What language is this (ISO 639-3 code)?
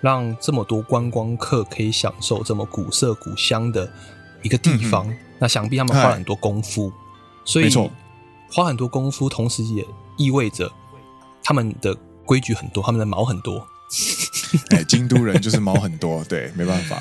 zho